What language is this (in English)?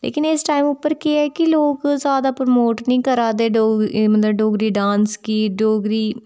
Dogri